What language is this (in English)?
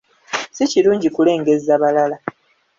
Ganda